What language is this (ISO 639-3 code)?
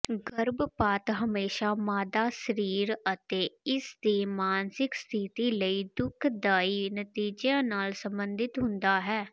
pan